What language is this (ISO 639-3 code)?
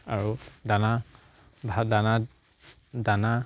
asm